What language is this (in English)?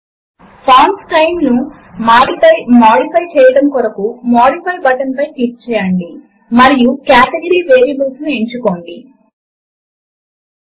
Telugu